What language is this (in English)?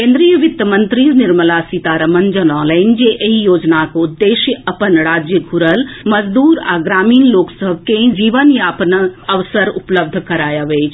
Maithili